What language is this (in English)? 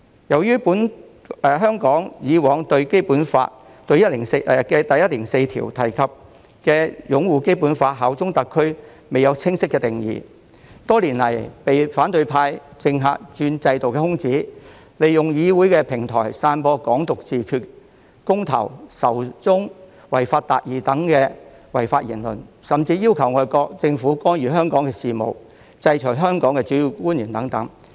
Cantonese